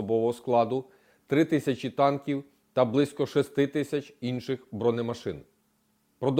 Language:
Ukrainian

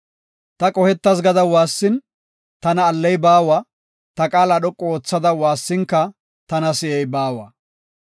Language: Gofa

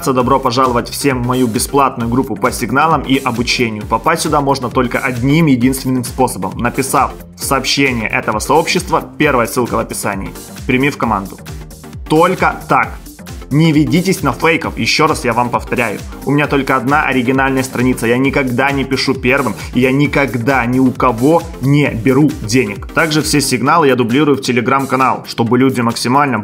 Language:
Russian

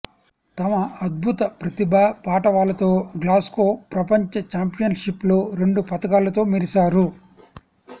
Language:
Telugu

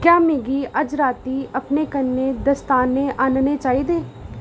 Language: Dogri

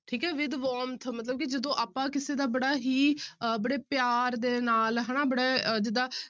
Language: Punjabi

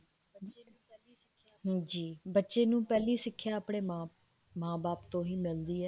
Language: Punjabi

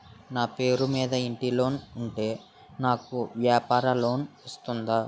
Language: Telugu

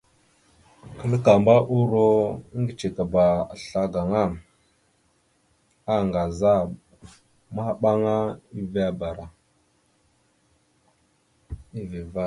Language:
Mada (Cameroon)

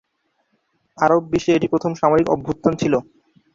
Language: Bangla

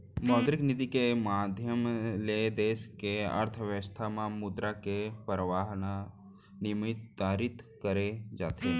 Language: Chhattisgarhi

